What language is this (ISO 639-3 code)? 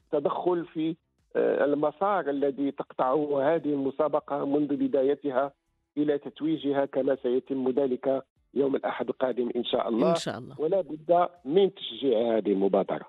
ara